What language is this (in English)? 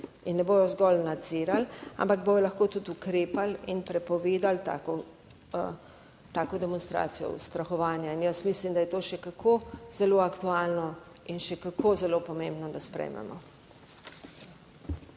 Slovenian